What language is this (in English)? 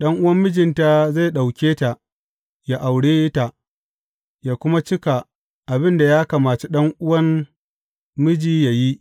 Hausa